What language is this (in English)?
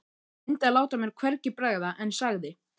Icelandic